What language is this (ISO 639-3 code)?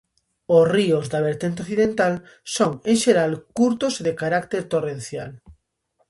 glg